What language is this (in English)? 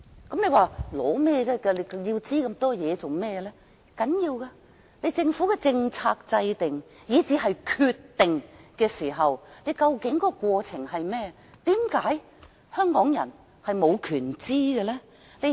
Cantonese